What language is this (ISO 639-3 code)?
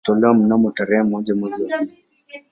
swa